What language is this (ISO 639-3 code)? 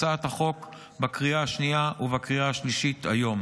heb